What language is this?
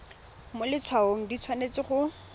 Tswana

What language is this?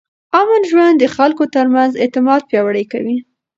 Pashto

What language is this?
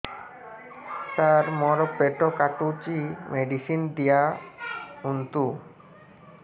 Odia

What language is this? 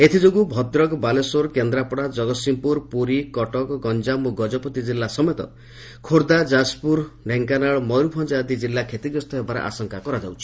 Odia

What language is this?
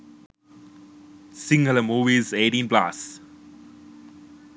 Sinhala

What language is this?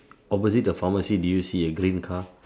English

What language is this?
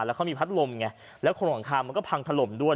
Thai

